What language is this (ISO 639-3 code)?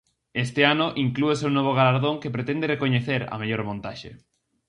glg